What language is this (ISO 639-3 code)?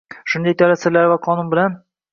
uzb